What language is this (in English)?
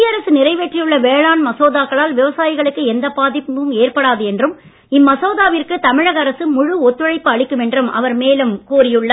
Tamil